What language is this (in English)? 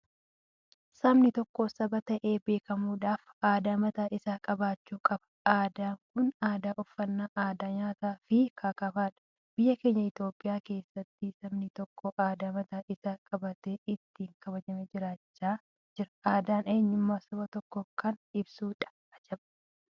Oromo